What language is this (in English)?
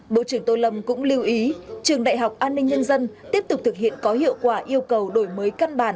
Vietnamese